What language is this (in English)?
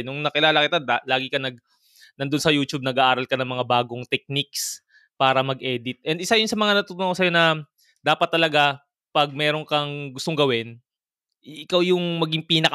Filipino